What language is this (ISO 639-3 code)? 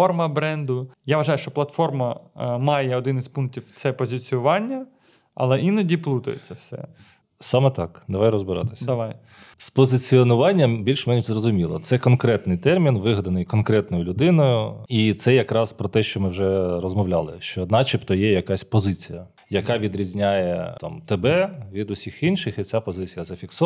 ukr